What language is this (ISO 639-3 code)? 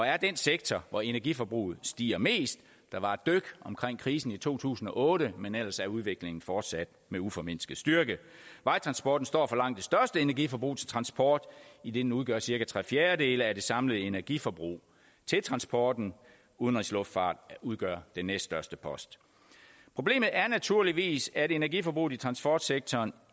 dan